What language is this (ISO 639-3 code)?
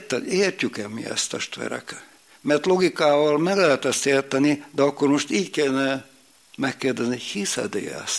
hun